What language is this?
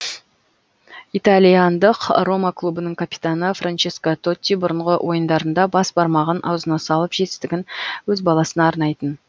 Kazakh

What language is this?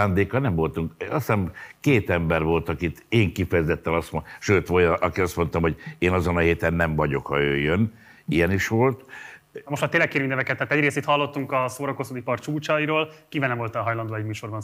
Hungarian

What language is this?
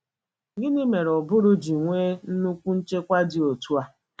Igbo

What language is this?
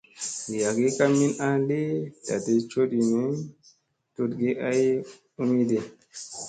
Musey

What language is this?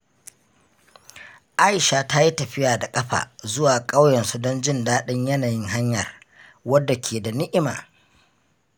Hausa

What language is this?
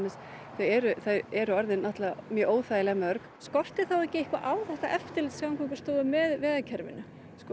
Icelandic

